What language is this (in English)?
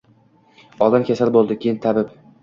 Uzbek